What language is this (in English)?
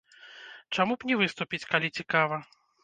Belarusian